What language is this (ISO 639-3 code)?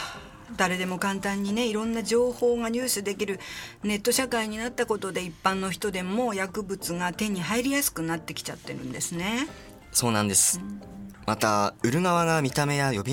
jpn